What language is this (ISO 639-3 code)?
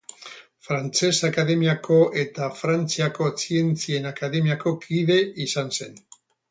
eus